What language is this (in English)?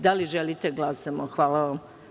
Serbian